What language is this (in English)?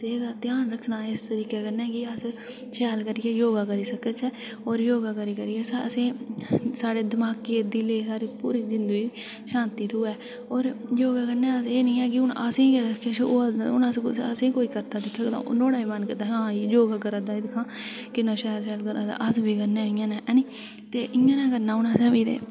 Dogri